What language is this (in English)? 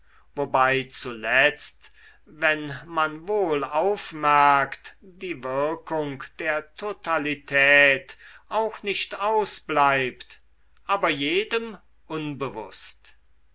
German